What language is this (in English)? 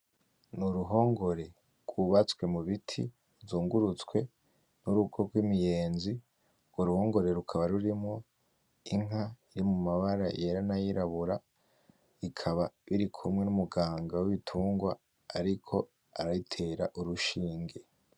Rundi